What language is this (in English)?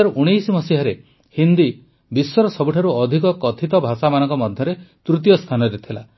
Odia